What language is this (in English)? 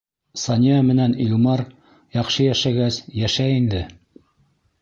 Bashkir